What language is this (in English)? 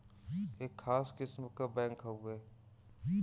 Bhojpuri